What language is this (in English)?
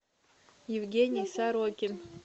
Russian